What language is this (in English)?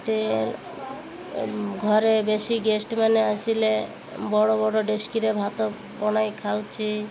Odia